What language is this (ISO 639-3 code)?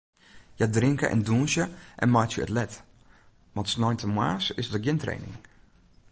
fry